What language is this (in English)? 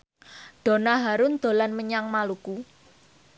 Javanese